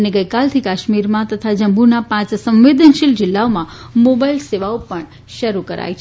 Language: Gujarati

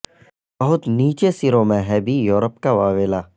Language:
Urdu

